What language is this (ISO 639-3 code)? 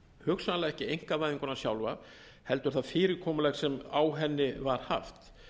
isl